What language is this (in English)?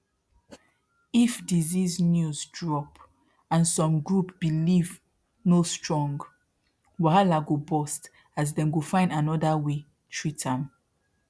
Nigerian Pidgin